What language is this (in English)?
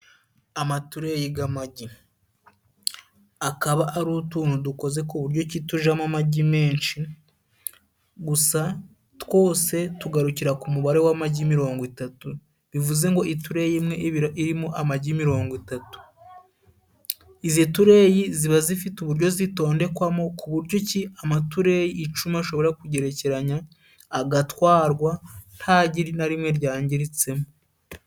Kinyarwanda